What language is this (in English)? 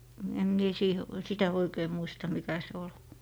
Finnish